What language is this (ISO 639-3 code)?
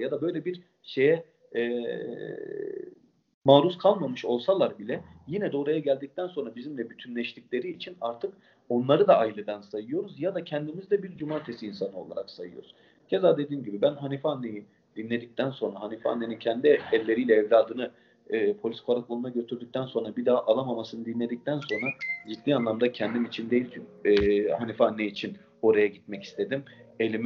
tur